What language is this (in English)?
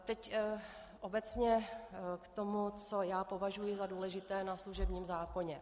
Czech